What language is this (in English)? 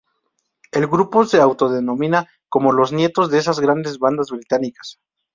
Spanish